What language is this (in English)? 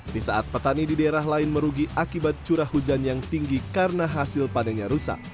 Indonesian